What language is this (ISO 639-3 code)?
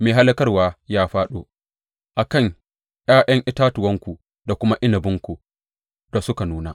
hau